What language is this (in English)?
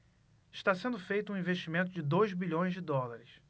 Portuguese